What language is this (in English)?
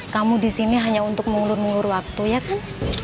Indonesian